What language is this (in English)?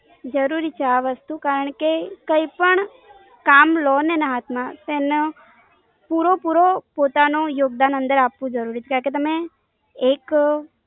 Gujarati